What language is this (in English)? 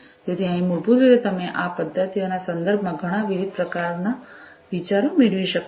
Gujarati